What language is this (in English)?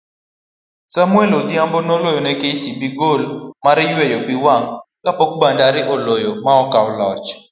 Luo (Kenya and Tanzania)